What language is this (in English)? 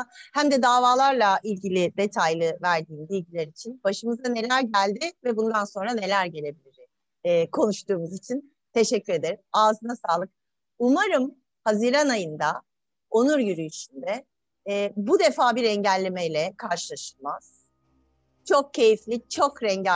Turkish